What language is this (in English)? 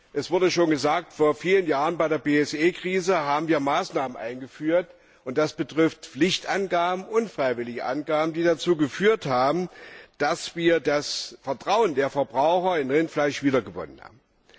German